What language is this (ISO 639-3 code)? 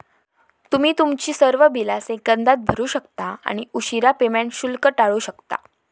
mar